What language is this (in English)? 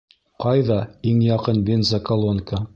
Bashkir